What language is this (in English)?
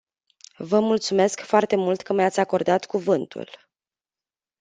Romanian